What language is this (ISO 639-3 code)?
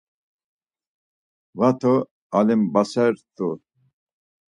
lzz